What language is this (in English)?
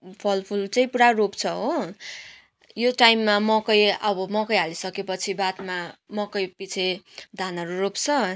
Nepali